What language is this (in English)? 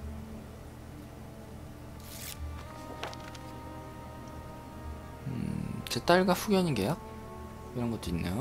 Korean